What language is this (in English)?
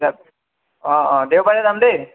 Assamese